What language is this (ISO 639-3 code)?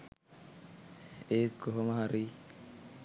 sin